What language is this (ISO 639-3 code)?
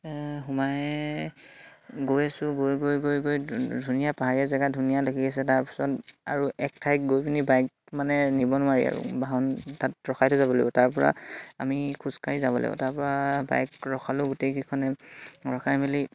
asm